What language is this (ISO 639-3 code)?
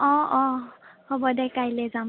asm